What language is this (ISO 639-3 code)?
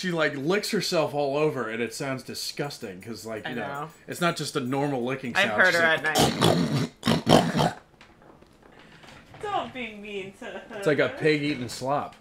eng